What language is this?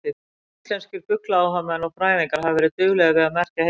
Icelandic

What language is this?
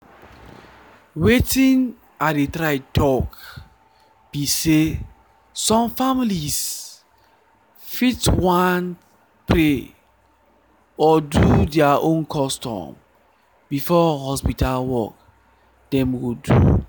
Nigerian Pidgin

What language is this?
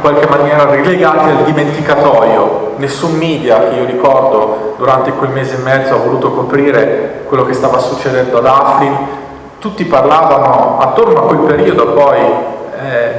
Italian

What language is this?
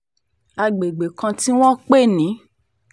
Yoruba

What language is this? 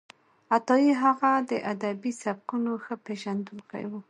Pashto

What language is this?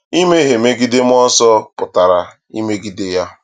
Igbo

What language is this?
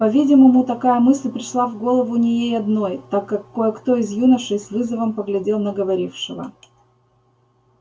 Russian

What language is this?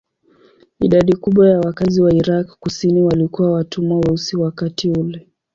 Swahili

